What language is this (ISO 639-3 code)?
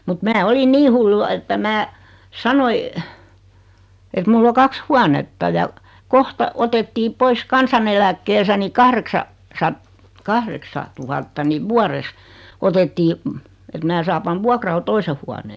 fin